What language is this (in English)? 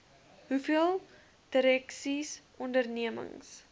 Afrikaans